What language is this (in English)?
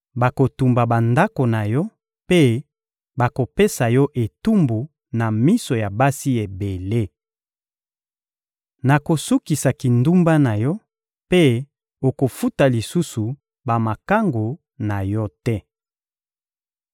Lingala